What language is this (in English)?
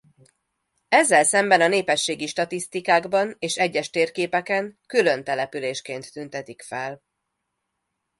Hungarian